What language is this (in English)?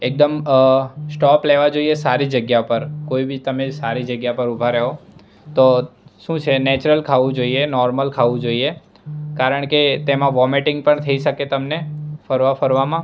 Gujarati